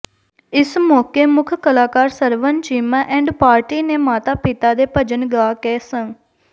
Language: Punjabi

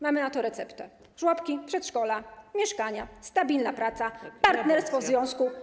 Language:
Polish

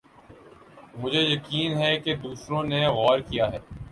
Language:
Urdu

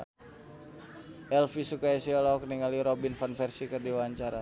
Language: Sundanese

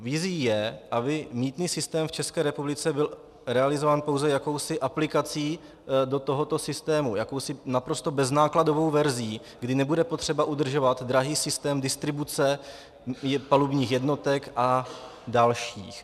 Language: Czech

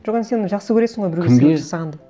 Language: Kazakh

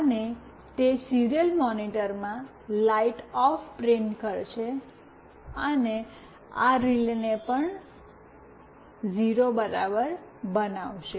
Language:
Gujarati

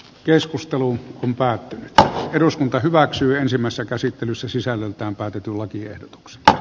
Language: Finnish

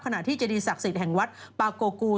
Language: Thai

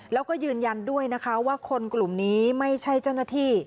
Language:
Thai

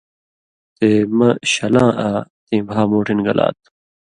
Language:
Indus Kohistani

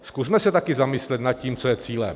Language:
Czech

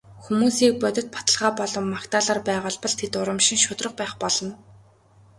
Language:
Mongolian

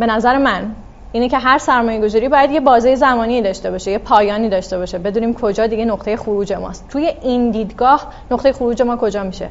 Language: Persian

